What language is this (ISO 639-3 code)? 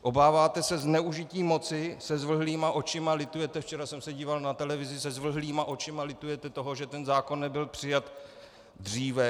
ces